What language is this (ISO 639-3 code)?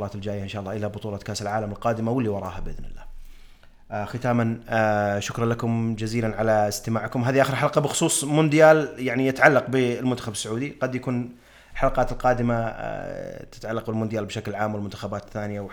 ara